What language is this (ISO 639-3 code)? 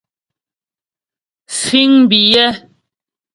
bbj